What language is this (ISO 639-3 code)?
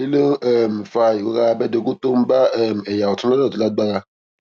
yor